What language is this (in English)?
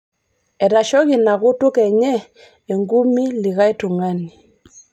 Masai